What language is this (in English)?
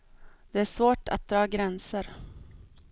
Swedish